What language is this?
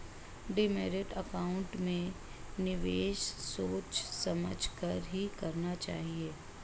Hindi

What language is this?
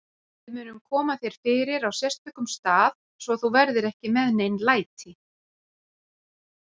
Icelandic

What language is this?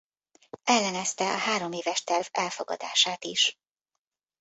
Hungarian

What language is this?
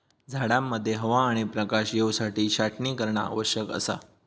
Marathi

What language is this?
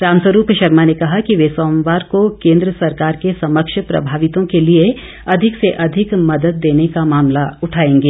Hindi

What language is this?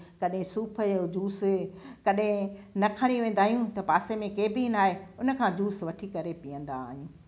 Sindhi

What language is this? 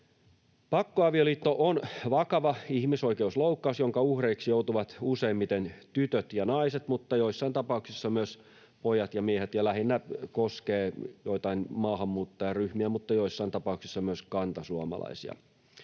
Finnish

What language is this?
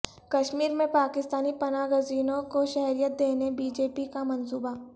Urdu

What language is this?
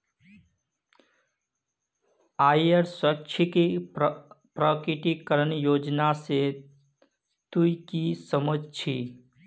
Magahi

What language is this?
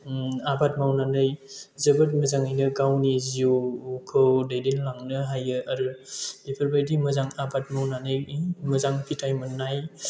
Bodo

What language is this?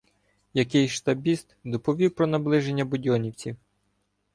Ukrainian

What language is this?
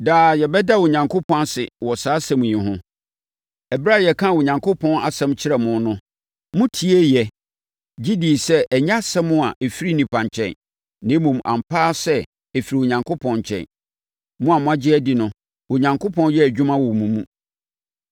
Akan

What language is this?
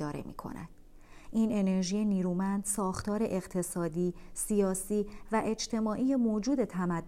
Persian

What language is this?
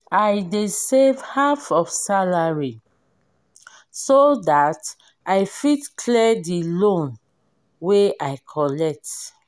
Nigerian Pidgin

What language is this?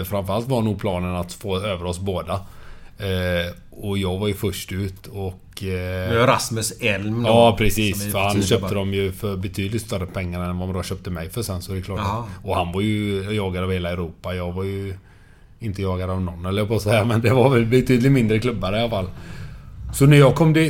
Swedish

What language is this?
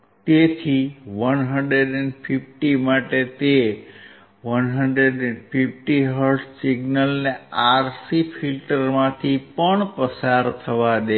Gujarati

